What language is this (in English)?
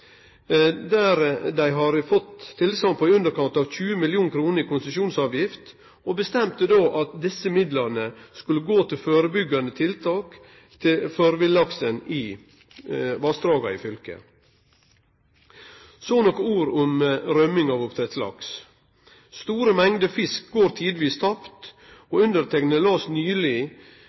Norwegian Nynorsk